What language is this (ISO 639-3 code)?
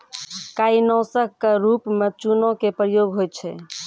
mai